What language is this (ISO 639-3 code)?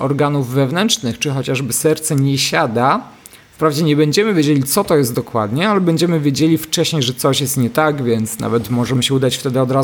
pol